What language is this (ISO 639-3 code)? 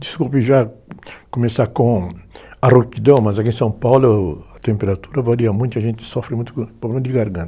por